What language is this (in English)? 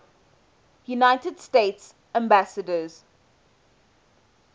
English